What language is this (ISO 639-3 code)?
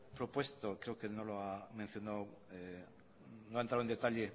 spa